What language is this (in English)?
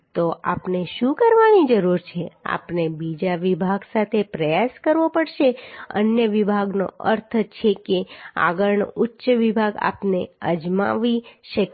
Gujarati